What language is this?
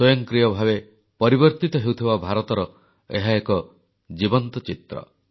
Odia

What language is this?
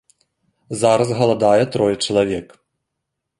Belarusian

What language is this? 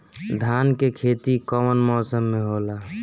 Bhojpuri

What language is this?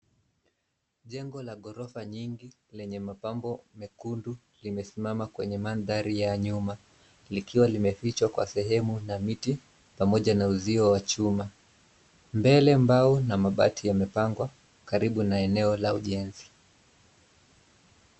Swahili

